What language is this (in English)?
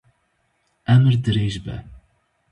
Kurdish